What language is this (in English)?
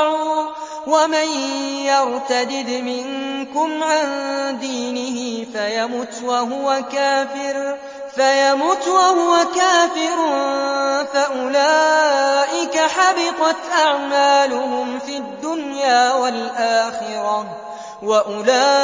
Arabic